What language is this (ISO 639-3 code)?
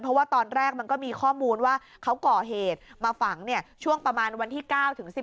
tha